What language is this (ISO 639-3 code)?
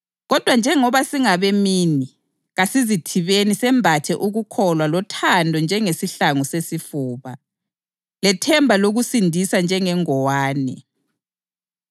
nde